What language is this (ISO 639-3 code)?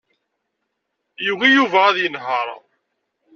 kab